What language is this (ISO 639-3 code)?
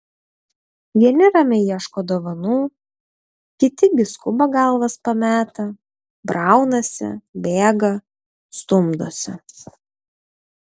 lit